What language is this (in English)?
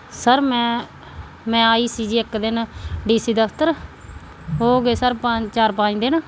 Punjabi